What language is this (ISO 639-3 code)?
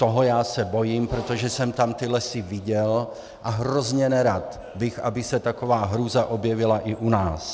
ces